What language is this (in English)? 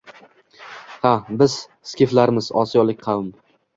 Uzbek